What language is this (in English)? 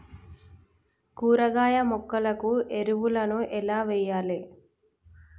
Telugu